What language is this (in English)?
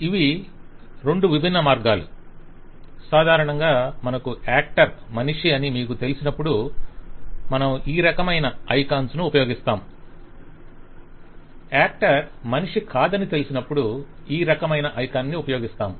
Telugu